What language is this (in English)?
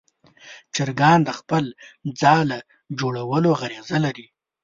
Pashto